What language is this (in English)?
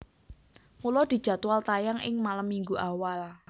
Javanese